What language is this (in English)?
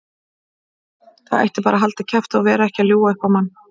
Icelandic